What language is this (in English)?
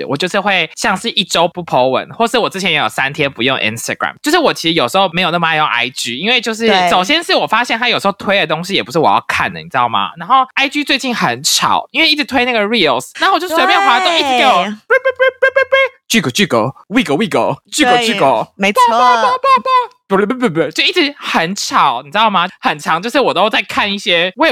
Chinese